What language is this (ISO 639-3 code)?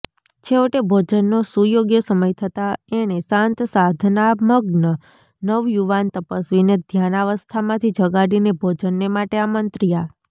guj